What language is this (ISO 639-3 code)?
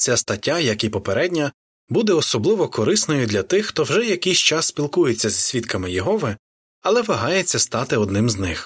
ukr